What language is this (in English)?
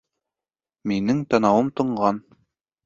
Bashkir